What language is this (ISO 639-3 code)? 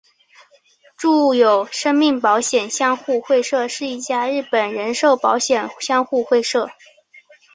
zho